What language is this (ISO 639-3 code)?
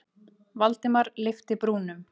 isl